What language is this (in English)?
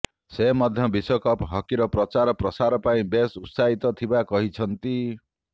Odia